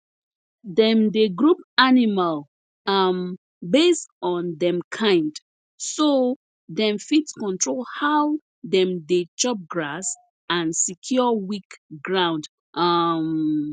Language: Nigerian Pidgin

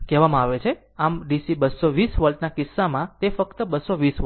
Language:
Gujarati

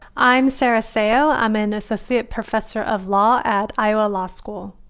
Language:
English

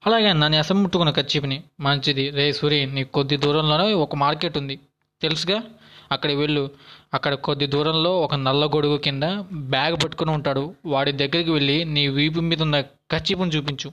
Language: Telugu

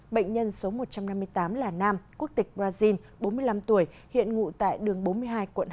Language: Vietnamese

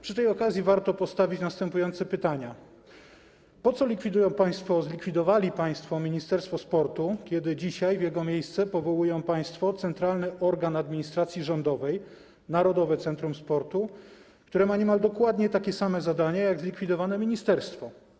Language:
Polish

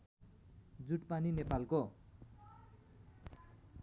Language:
Nepali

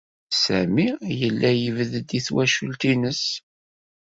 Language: Kabyle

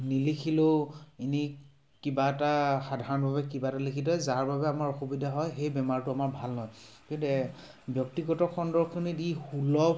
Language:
Assamese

